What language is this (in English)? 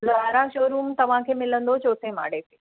Sindhi